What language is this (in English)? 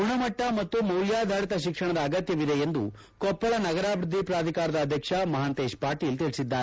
Kannada